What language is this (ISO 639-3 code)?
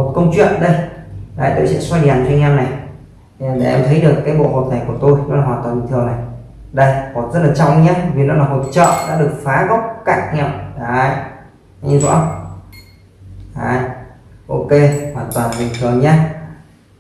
vie